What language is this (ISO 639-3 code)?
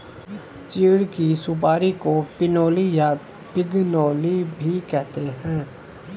hin